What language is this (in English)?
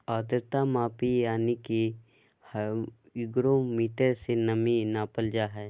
Magahi